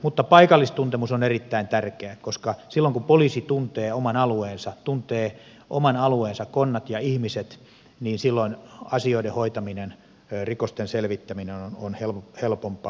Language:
Finnish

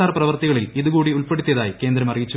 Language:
Malayalam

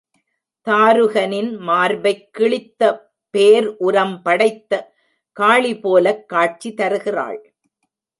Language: Tamil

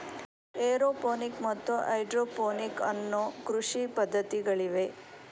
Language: Kannada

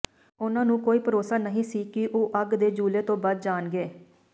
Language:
Punjabi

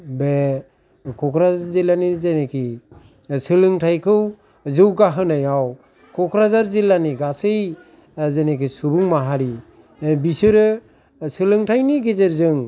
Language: Bodo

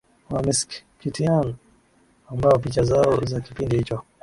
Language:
Swahili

